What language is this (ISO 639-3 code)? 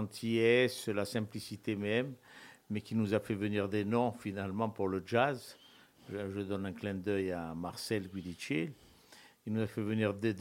fra